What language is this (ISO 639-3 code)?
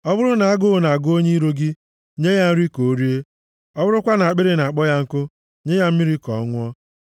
ibo